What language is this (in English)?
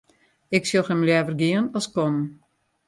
Western Frisian